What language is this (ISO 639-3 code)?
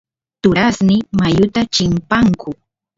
qus